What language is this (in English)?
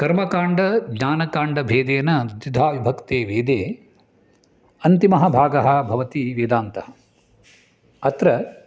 Sanskrit